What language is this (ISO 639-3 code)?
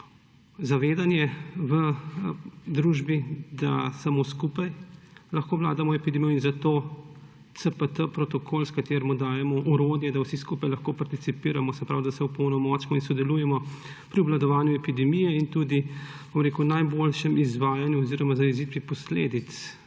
slv